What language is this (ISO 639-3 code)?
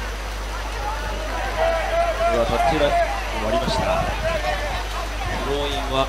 jpn